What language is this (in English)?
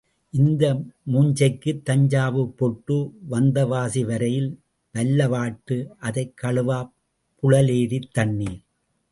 Tamil